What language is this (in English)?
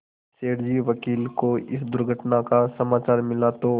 Hindi